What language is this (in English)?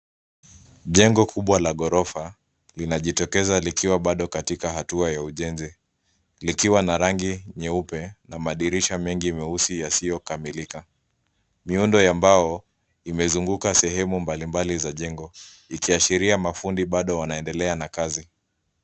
Swahili